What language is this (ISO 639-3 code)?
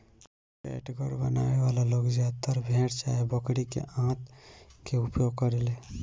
bho